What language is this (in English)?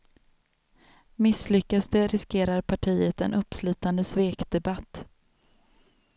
Swedish